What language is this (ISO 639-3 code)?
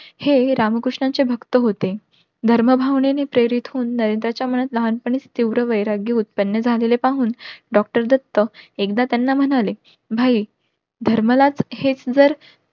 mar